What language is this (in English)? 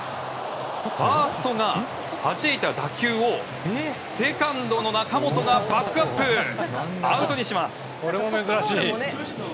Japanese